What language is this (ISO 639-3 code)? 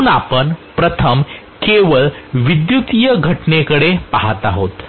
mar